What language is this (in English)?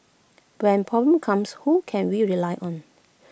English